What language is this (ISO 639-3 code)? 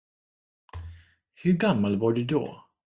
swe